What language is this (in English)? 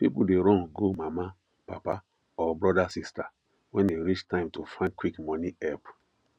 Nigerian Pidgin